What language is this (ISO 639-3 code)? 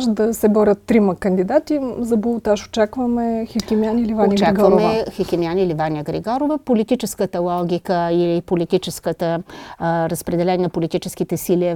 bul